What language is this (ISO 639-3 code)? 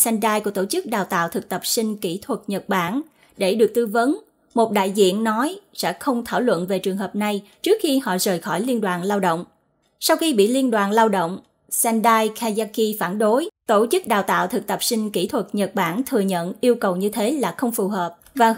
vie